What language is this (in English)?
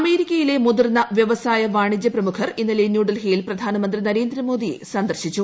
Malayalam